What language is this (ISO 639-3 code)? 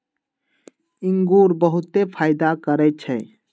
mag